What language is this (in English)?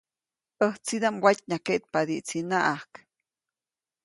Copainalá Zoque